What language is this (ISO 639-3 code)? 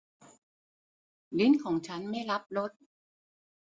tha